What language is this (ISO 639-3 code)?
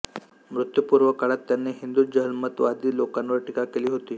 mar